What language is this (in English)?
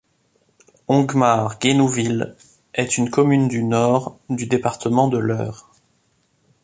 French